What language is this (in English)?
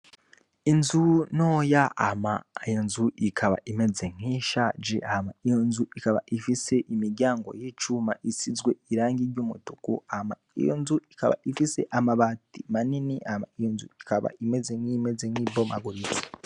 Rundi